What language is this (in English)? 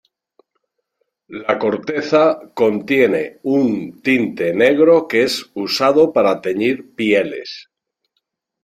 Spanish